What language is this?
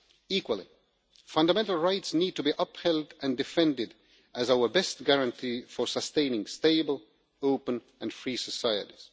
English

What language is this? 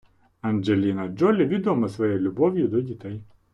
Ukrainian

